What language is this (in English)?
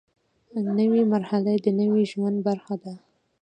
Pashto